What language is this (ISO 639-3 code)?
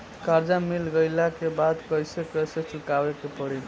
bho